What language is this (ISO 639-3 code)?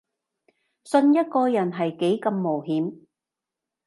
yue